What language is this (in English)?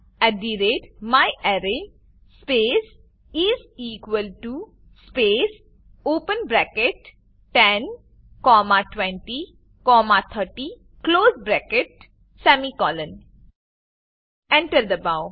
Gujarati